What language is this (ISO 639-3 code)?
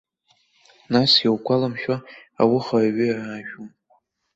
abk